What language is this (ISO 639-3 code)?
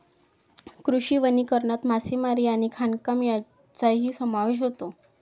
mar